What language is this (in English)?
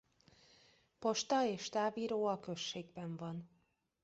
Hungarian